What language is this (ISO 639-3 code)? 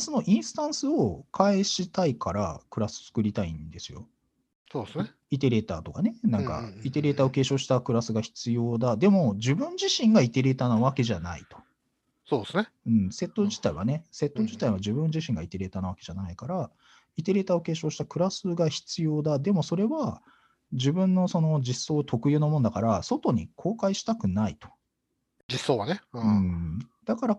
jpn